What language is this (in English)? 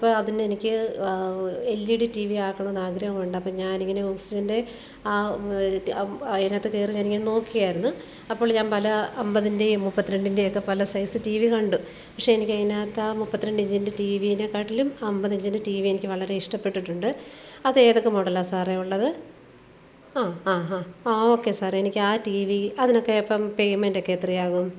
Malayalam